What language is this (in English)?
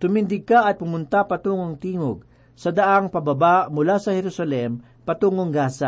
Filipino